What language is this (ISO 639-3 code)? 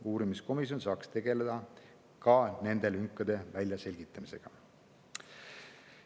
est